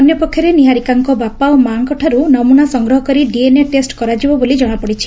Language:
Odia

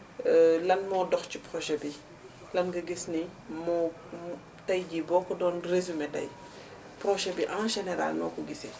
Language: Wolof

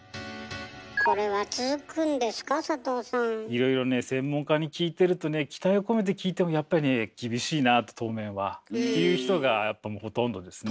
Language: Japanese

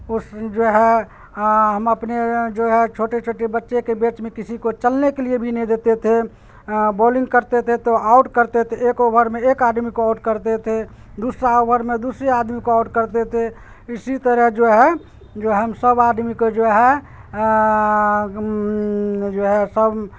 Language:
Urdu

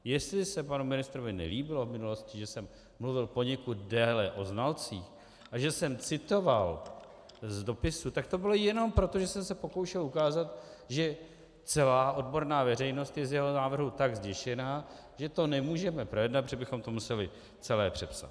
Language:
Czech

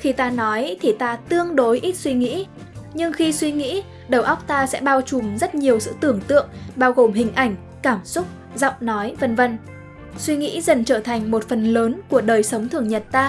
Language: Vietnamese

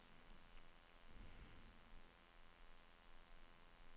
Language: Norwegian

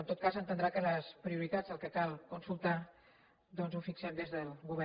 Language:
Catalan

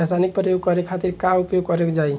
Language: Bhojpuri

